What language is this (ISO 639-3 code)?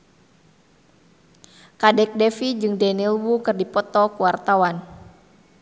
sun